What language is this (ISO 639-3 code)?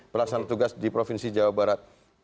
ind